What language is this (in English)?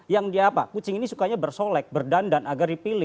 Indonesian